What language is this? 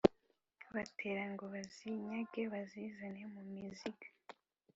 Kinyarwanda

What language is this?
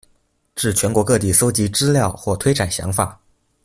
Chinese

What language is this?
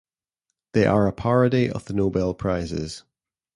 English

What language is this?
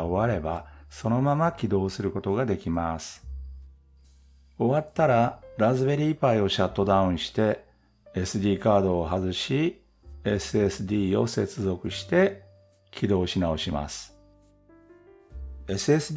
Japanese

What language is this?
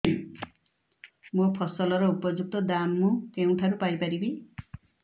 Odia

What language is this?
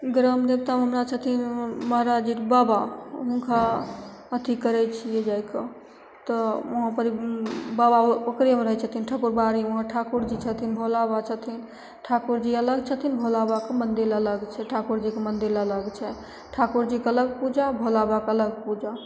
Maithili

